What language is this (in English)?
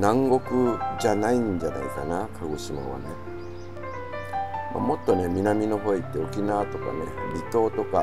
Japanese